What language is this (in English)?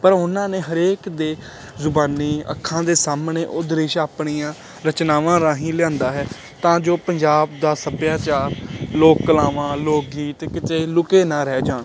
Punjabi